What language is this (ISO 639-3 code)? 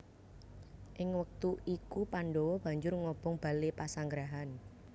jav